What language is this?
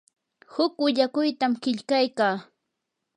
Yanahuanca Pasco Quechua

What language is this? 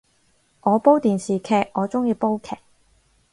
Cantonese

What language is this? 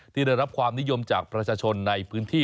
Thai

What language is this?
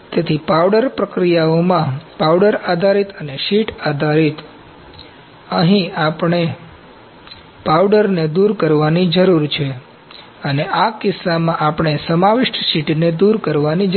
Gujarati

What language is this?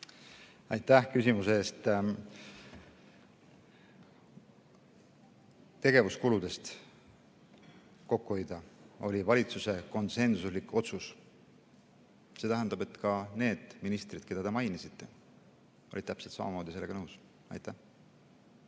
Estonian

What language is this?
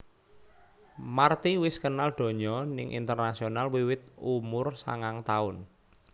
Javanese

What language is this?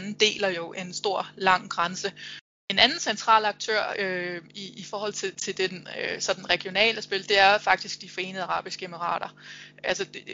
Danish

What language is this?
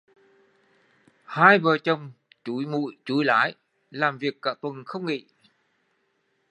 Vietnamese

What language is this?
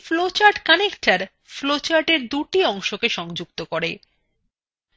Bangla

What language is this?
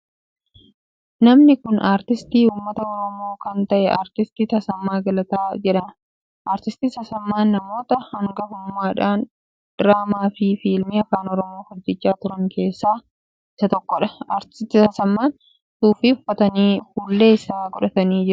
Oromo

